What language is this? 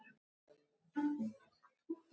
Icelandic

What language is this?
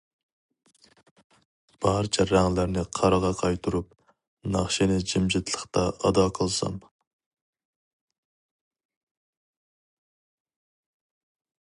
Uyghur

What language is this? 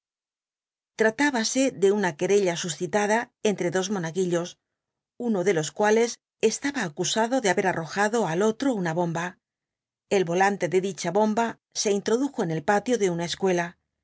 Spanish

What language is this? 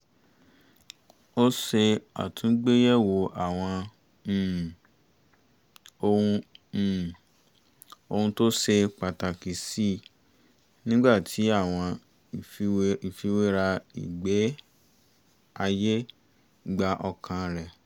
Yoruba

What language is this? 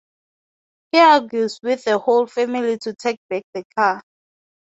English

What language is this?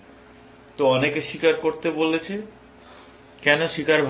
Bangla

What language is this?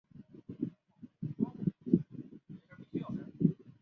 Chinese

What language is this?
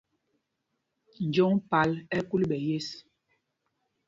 Mpumpong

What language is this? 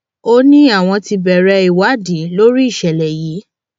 Yoruba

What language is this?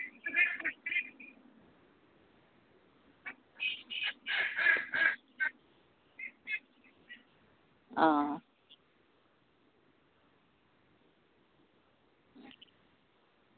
Assamese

